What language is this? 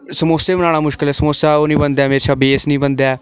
Dogri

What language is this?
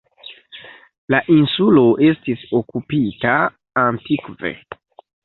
Esperanto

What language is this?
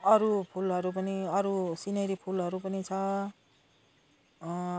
Nepali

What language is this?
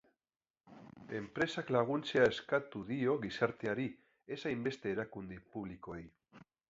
Basque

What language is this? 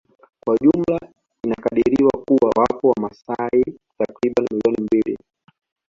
Swahili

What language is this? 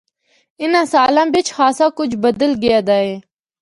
Northern Hindko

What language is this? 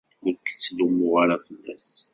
Kabyle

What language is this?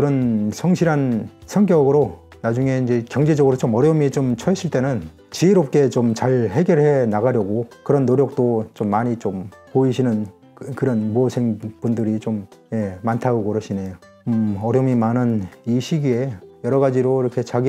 Korean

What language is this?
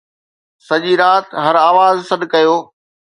Sindhi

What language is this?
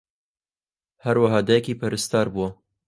Central Kurdish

